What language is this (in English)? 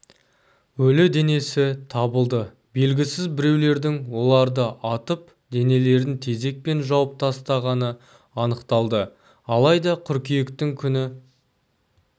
Kazakh